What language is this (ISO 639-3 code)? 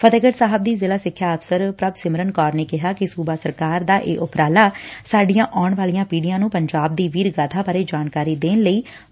pan